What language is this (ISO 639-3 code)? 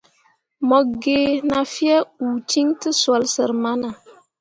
mua